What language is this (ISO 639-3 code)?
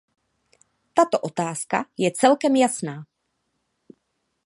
ces